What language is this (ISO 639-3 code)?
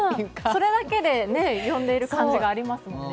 jpn